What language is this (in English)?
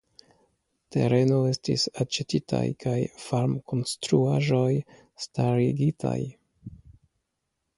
Esperanto